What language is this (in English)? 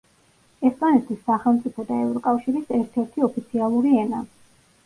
Georgian